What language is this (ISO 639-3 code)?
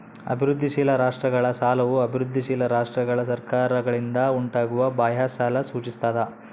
kan